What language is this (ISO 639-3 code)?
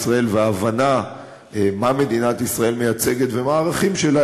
heb